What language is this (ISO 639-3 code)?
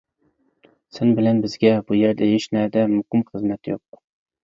uig